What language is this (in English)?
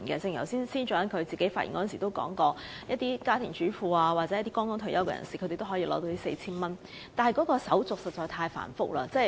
Cantonese